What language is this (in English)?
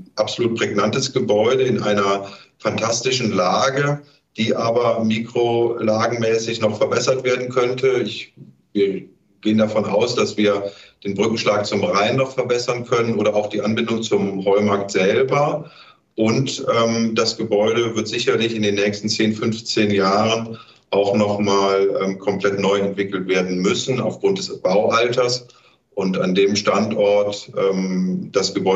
German